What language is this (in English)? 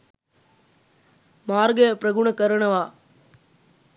Sinhala